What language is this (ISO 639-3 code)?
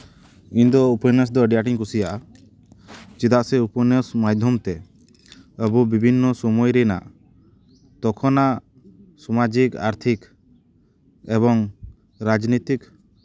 sat